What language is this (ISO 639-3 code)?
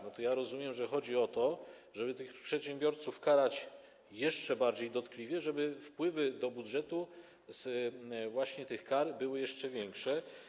pol